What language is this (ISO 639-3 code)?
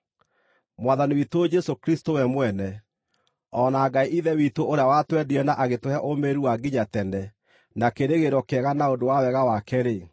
kik